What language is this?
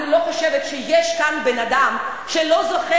Hebrew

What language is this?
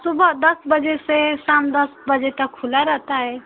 Hindi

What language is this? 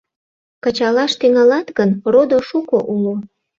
Mari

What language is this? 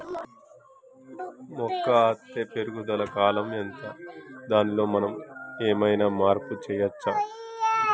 Telugu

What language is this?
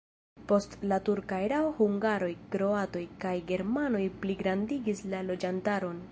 Esperanto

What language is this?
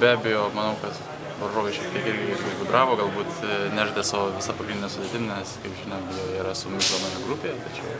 Lithuanian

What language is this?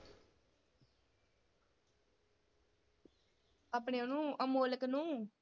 Punjabi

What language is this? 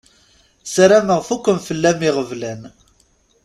Kabyle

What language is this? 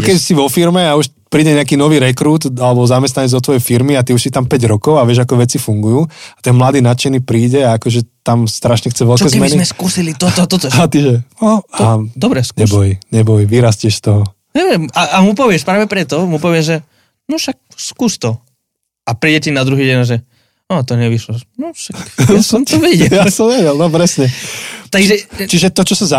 Slovak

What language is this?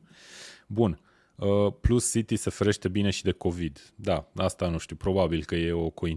Romanian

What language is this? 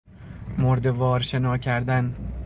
Persian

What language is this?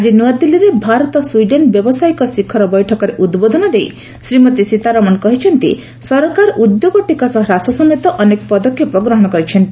Odia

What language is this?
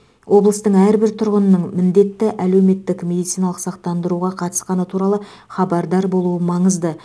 Kazakh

